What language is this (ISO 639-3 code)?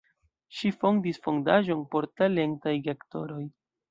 epo